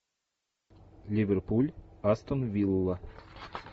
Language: Russian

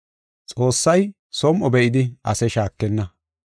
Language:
Gofa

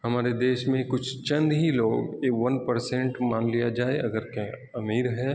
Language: Urdu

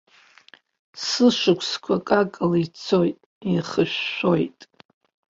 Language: Abkhazian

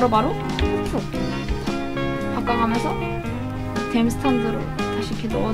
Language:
Korean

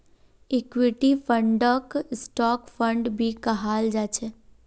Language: Magahi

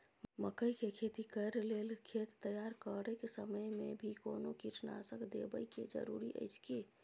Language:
Maithili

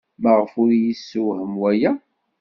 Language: Kabyle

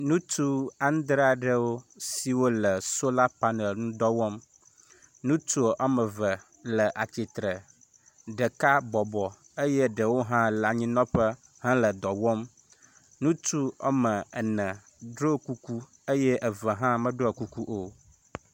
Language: Ewe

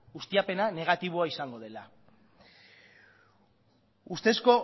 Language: Basque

